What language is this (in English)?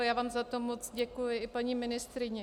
Czech